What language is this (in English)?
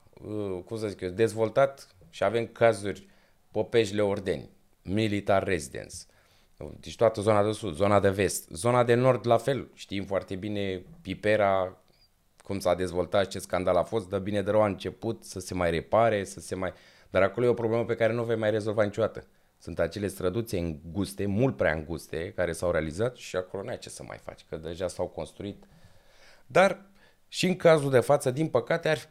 Romanian